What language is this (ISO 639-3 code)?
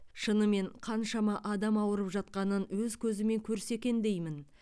kaz